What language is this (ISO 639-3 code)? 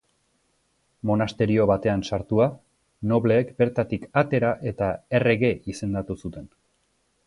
eus